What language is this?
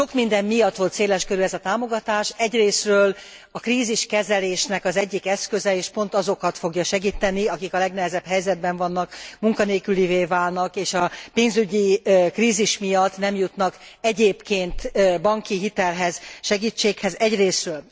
Hungarian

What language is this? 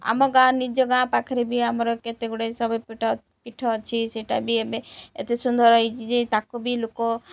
Odia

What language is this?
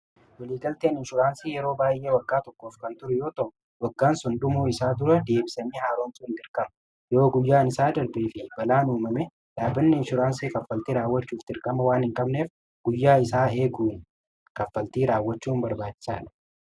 Oromo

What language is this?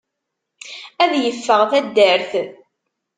Kabyle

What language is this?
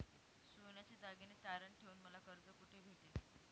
Marathi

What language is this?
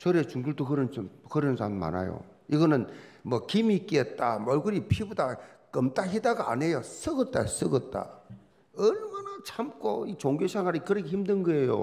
Korean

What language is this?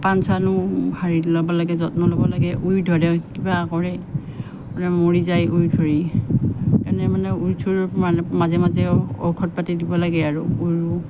Assamese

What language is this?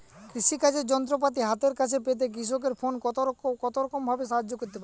Bangla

